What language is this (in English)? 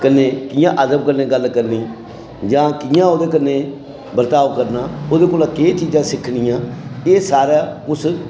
Dogri